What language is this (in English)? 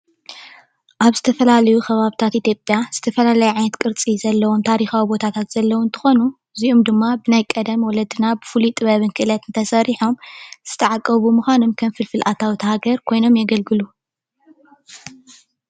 Tigrinya